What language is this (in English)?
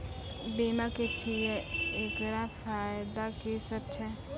Maithili